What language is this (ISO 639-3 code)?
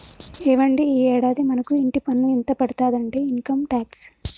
tel